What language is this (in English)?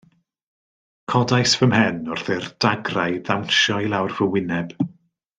Welsh